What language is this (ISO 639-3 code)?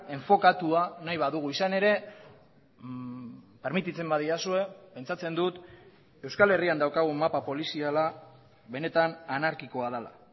eus